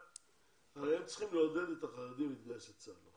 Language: Hebrew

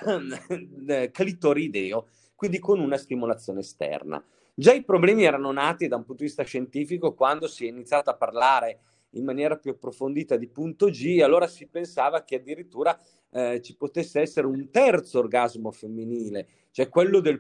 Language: Italian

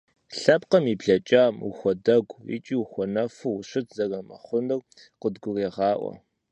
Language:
Kabardian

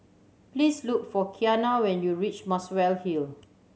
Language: English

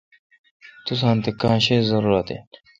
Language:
Kalkoti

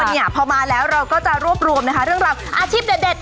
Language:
Thai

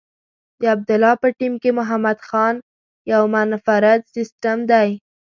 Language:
Pashto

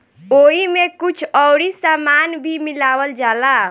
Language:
Bhojpuri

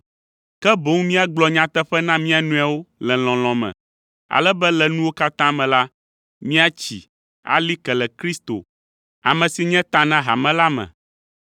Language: Ewe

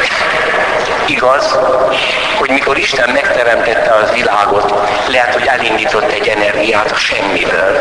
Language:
Hungarian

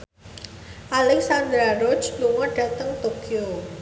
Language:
Javanese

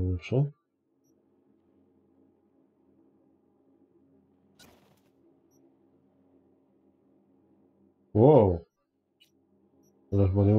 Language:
Polish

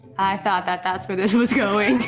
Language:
English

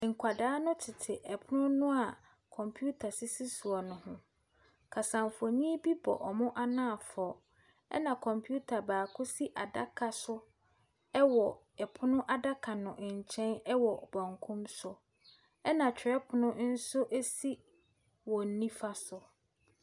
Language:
Akan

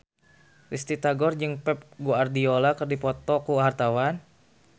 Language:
Sundanese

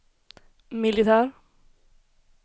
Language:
Swedish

